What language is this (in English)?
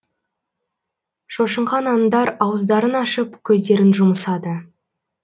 Kazakh